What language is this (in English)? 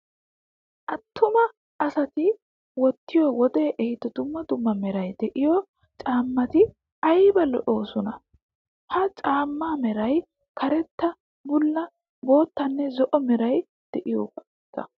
Wolaytta